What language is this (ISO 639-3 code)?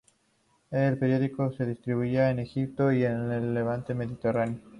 spa